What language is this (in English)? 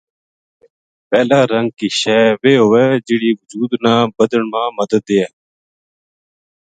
Gujari